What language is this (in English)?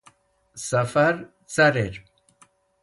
Wakhi